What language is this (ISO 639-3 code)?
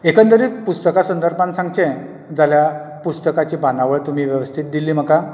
kok